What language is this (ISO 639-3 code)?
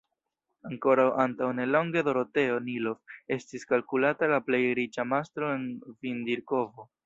epo